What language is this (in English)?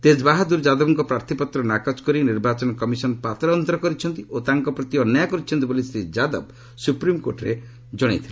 Odia